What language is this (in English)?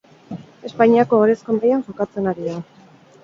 Basque